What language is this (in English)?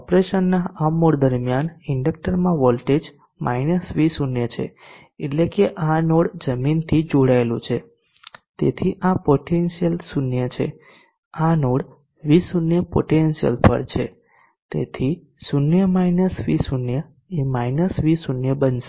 Gujarati